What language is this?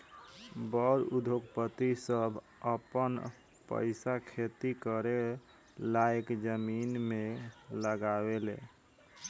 Bhojpuri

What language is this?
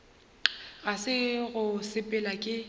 Northern Sotho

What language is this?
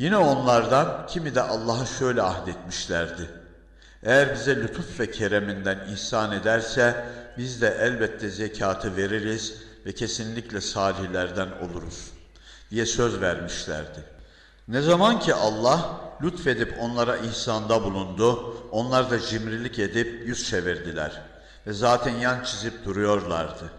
Turkish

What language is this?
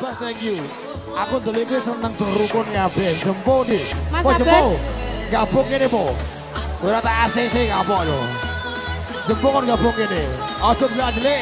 Indonesian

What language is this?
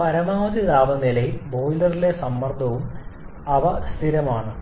Malayalam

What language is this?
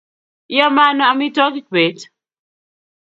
Kalenjin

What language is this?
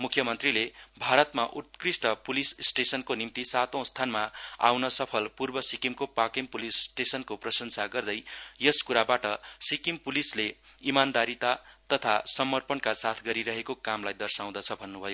Nepali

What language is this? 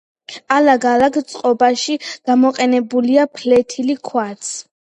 Georgian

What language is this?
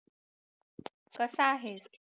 Marathi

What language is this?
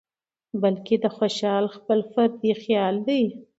Pashto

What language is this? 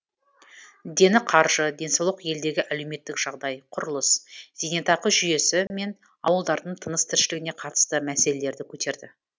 Kazakh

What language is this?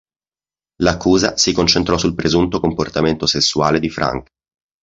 Italian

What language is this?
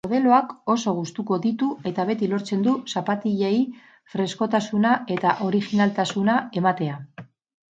Basque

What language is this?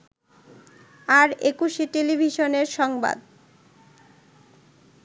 Bangla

